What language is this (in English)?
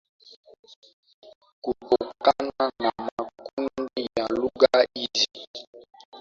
Swahili